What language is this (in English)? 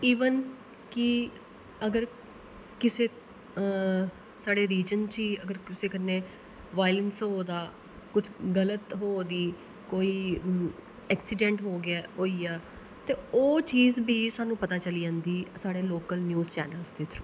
Dogri